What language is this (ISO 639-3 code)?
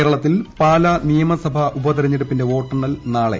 mal